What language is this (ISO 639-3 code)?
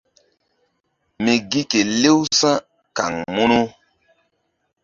mdd